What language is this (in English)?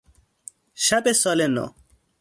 Persian